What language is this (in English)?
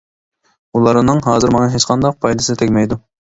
Uyghur